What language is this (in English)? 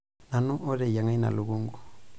Masai